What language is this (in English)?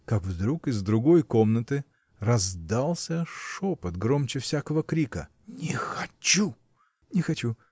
Russian